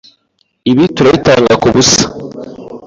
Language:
Kinyarwanda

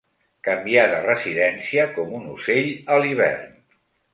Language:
Catalan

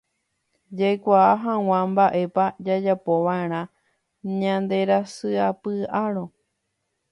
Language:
Guarani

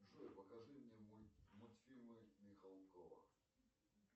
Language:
Russian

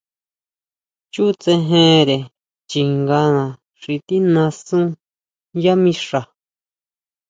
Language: Huautla Mazatec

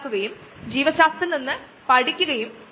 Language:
Malayalam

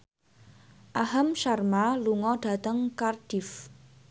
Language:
Javanese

